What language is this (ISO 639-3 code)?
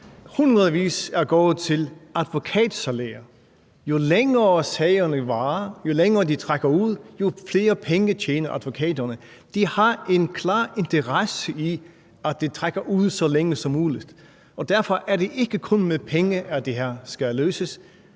dan